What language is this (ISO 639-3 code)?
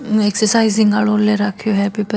mwr